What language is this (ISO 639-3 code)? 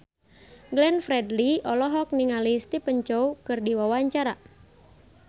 sun